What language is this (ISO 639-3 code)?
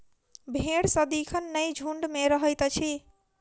mai